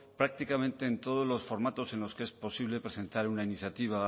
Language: Spanish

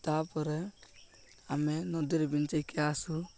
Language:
Odia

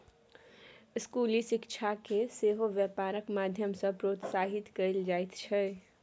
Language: Maithili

